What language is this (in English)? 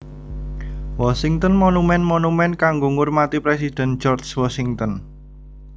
Javanese